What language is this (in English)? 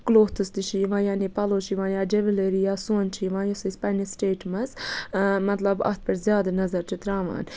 Kashmiri